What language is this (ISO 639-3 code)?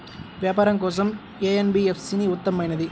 tel